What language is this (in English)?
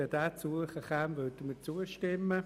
Swiss German